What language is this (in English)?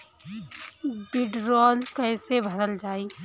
Bhojpuri